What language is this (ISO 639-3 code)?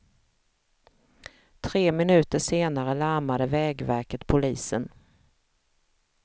swe